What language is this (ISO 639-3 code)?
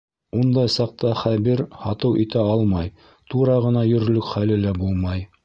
bak